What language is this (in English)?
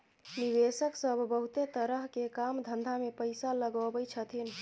Maithili